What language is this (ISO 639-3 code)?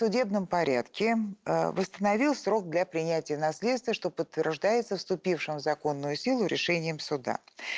rus